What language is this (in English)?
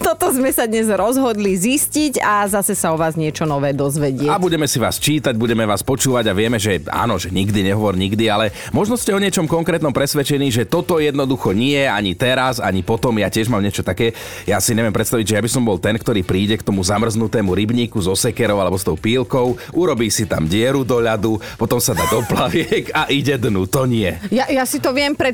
Slovak